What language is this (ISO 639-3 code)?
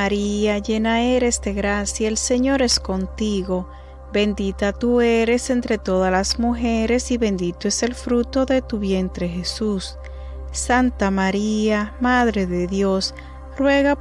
spa